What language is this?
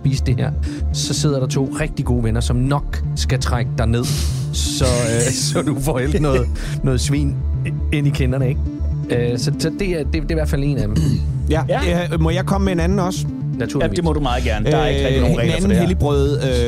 Danish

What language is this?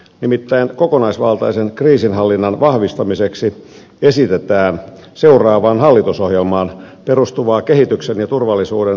Finnish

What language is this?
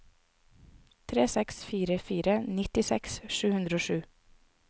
Norwegian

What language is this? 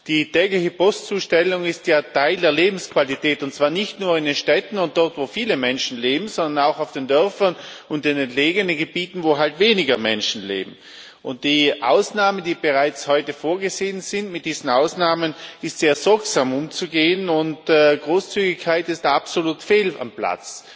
German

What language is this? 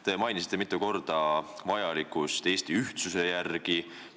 Estonian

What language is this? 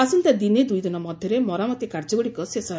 Odia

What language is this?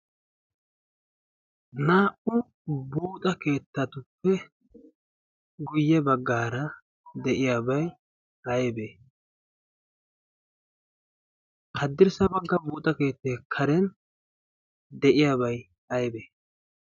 Wolaytta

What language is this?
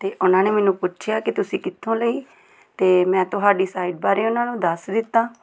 Punjabi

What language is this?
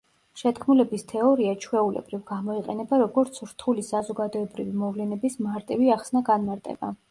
Georgian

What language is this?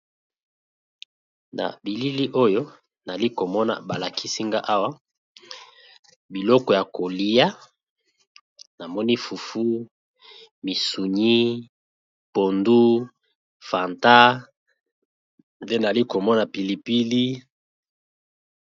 Lingala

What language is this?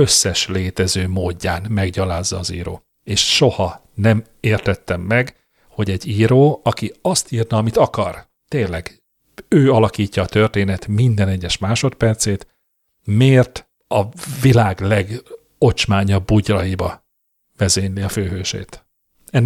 Hungarian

